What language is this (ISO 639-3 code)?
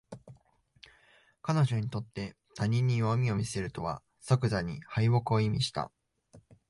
jpn